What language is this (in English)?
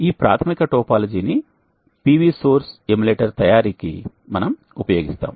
Telugu